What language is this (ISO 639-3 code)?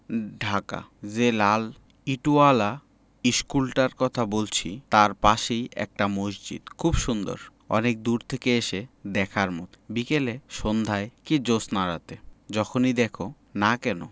ben